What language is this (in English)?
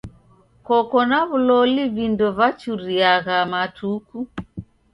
Taita